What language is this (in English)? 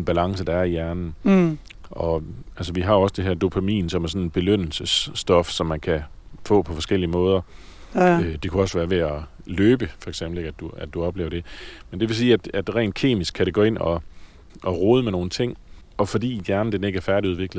Danish